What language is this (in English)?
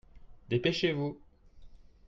French